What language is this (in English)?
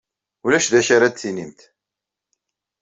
Kabyle